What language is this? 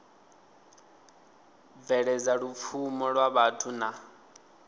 Venda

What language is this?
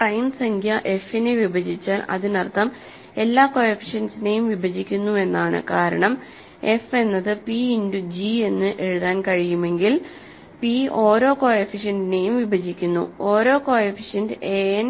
Malayalam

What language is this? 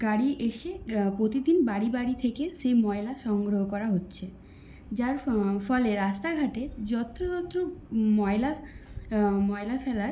Bangla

